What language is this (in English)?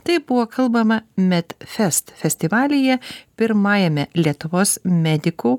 Lithuanian